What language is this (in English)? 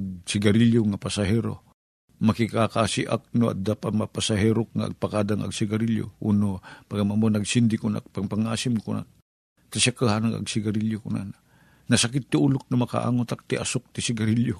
Filipino